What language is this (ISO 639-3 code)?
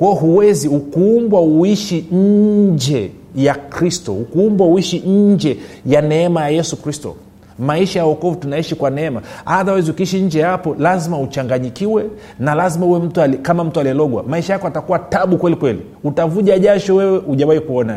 swa